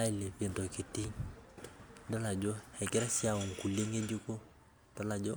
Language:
Masai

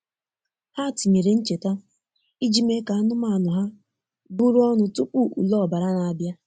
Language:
Igbo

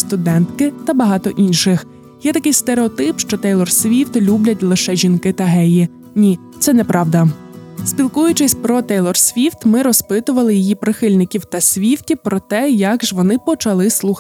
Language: Ukrainian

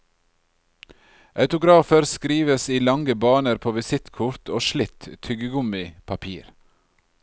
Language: Norwegian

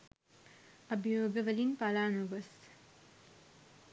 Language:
Sinhala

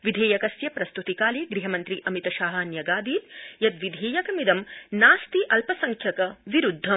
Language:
Sanskrit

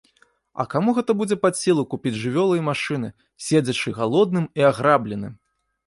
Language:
Belarusian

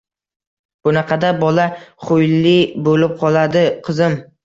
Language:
Uzbek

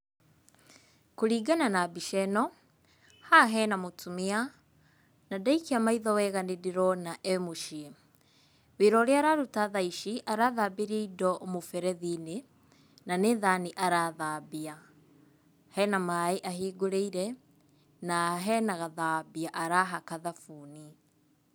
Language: Kikuyu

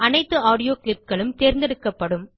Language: Tamil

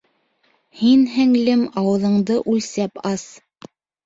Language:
Bashkir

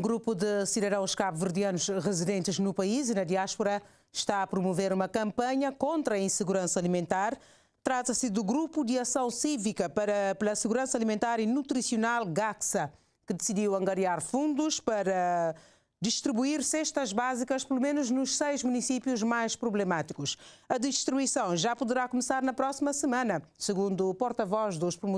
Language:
Portuguese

